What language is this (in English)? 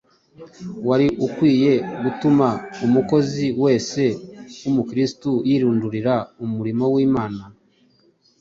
Kinyarwanda